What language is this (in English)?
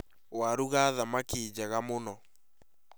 Kikuyu